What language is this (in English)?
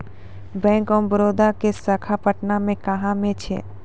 Maithili